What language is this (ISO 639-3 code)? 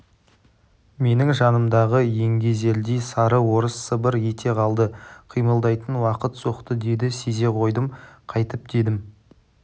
kaz